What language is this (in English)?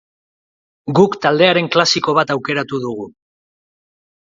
Basque